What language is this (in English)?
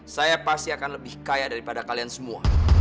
Indonesian